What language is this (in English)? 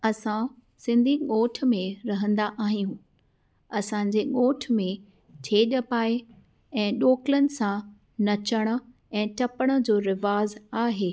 Sindhi